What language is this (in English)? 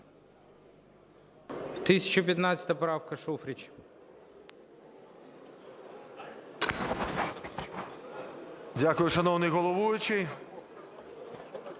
Ukrainian